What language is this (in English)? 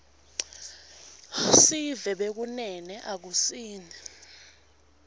Swati